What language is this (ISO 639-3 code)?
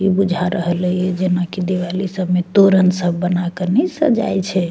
mai